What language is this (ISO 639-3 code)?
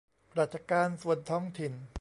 tha